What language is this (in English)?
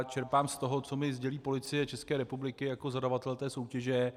Czech